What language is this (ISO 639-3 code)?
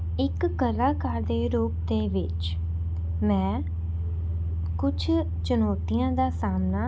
pan